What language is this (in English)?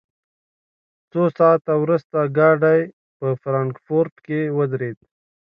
Pashto